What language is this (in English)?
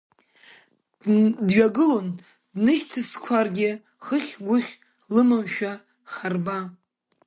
Abkhazian